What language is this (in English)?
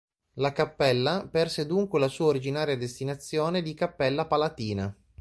Italian